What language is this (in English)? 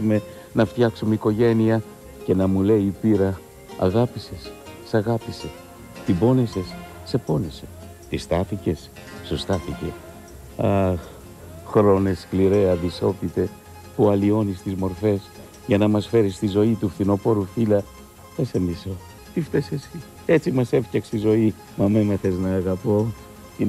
Greek